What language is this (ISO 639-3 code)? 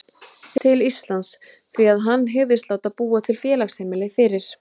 isl